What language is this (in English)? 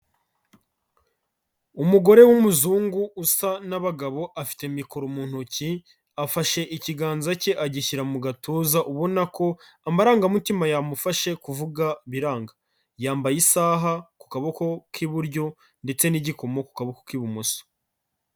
Kinyarwanda